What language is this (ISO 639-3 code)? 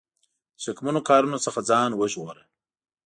pus